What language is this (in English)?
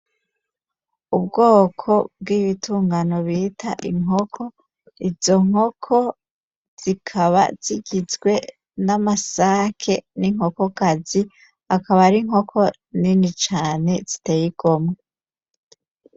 Rundi